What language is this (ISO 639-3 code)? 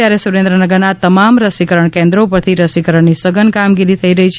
guj